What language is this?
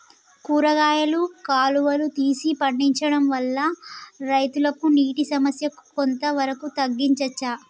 Telugu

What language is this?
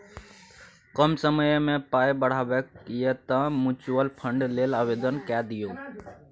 Maithili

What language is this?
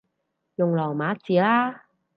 Cantonese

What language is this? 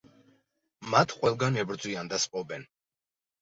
Georgian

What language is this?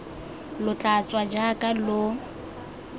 Tswana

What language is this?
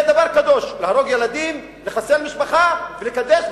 Hebrew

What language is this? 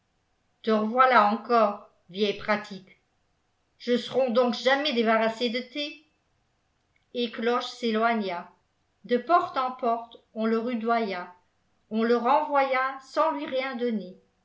French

